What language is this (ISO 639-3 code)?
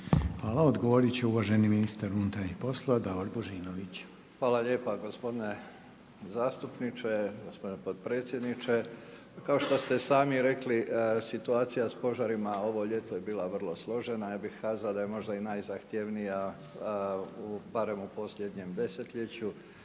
hrv